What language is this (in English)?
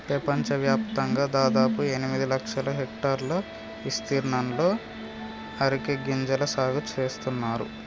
Telugu